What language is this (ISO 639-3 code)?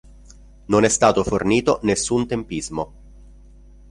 ita